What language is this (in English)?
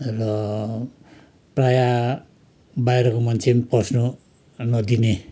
Nepali